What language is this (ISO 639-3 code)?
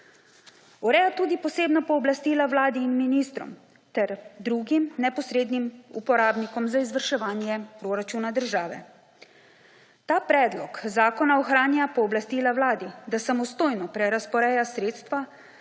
slv